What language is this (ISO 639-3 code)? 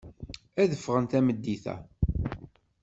kab